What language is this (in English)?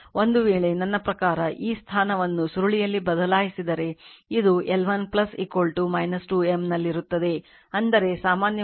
Kannada